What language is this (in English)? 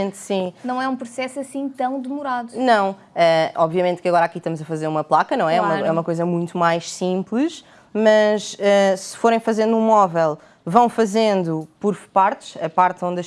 Portuguese